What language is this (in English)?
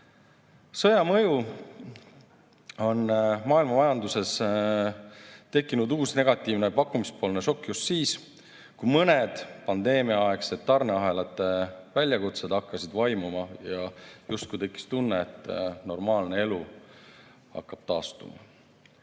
Estonian